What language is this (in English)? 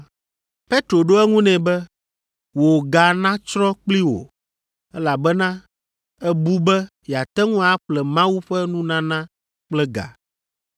Ewe